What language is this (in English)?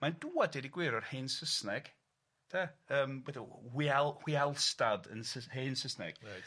Welsh